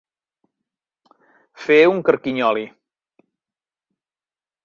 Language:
Catalan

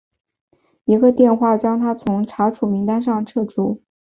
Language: Chinese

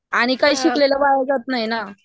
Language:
Marathi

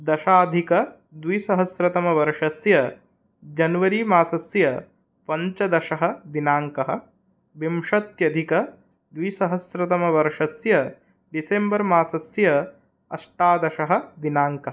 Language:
Sanskrit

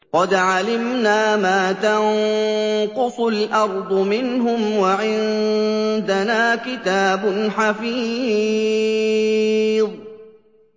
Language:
Arabic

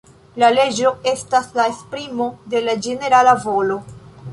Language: Esperanto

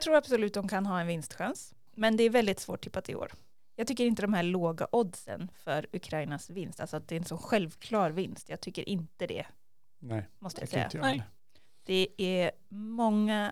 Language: Swedish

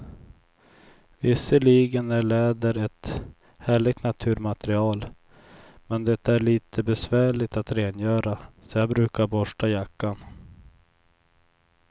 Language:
Swedish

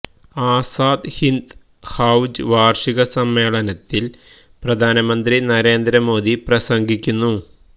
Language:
Malayalam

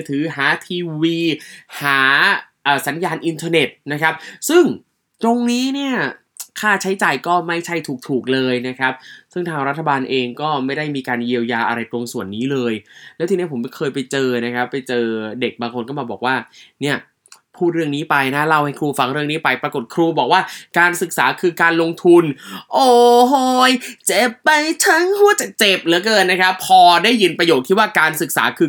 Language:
Thai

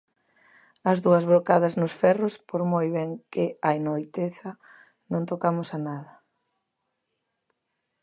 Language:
Galician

